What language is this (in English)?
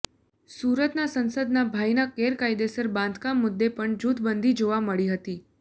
Gujarati